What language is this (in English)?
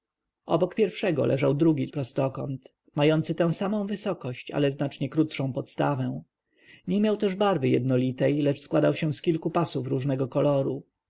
Polish